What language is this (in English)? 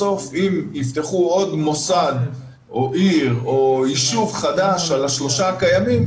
Hebrew